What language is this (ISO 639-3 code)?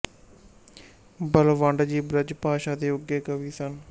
pan